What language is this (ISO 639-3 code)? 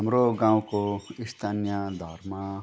nep